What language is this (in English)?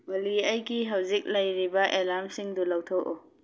Manipuri